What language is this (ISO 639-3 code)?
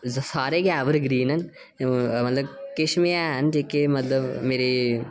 doi